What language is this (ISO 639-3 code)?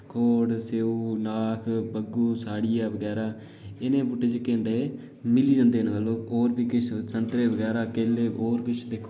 doi